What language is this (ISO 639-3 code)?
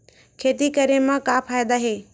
hne